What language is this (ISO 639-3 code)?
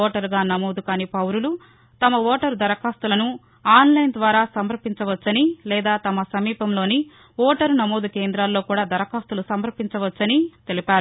tel